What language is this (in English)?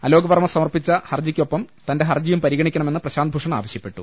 Malayalam